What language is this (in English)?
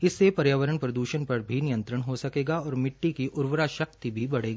Hindi